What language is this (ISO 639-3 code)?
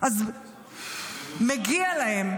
heb